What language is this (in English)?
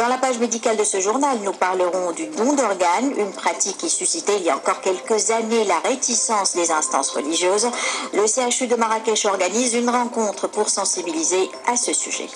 French